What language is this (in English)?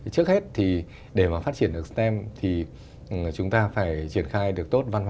Vietnamese